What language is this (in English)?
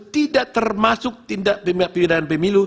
Indonesian